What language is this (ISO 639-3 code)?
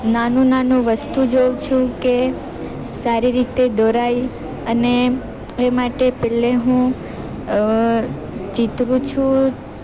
guj